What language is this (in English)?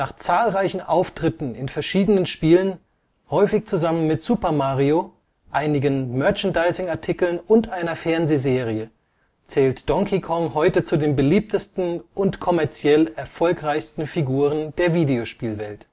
German